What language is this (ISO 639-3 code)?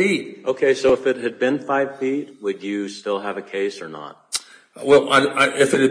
eng